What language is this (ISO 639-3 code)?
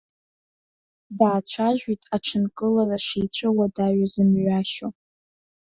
abk